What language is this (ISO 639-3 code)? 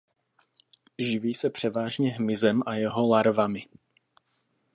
ces